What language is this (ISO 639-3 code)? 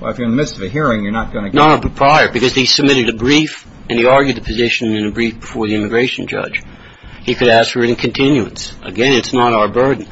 eng